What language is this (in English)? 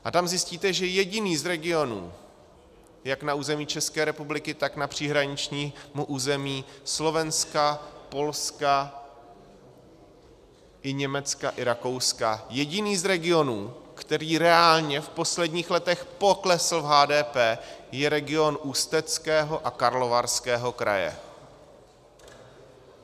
Czech